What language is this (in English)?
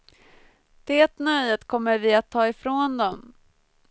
Swedish